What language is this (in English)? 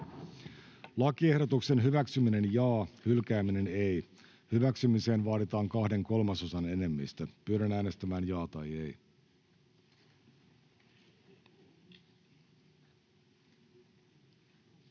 Finnish